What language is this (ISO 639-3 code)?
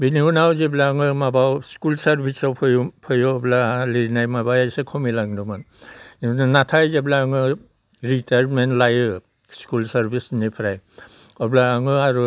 brx